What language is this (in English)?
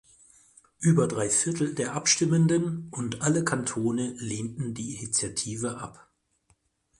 German